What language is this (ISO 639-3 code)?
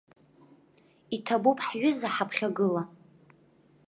abk